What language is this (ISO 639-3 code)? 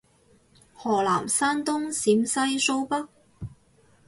yue